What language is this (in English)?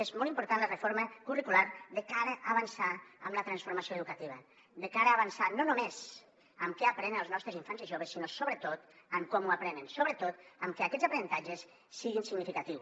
Catalan